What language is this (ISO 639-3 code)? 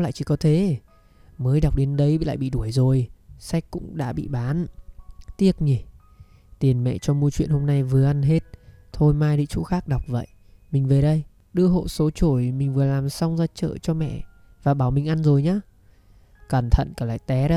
vie